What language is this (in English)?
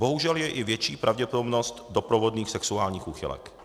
Czech